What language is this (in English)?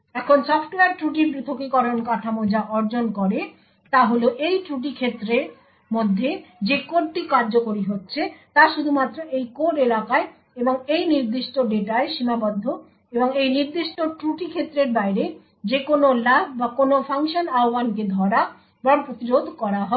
Bangla